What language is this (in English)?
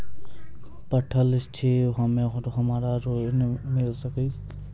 Maithili